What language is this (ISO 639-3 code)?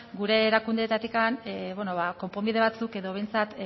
eus